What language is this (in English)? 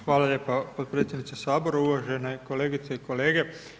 Croatian